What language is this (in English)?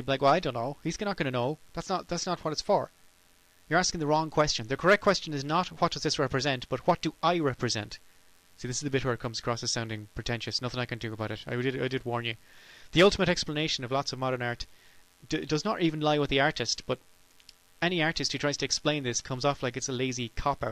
English